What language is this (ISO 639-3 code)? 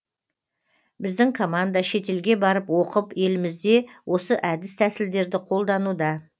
kaz